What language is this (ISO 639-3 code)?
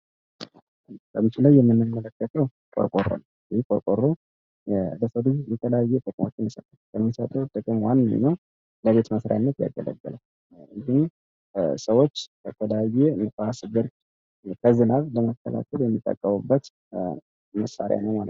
amh